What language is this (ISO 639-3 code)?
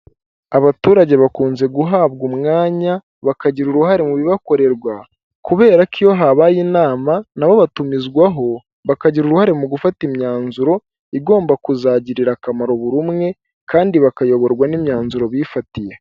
kin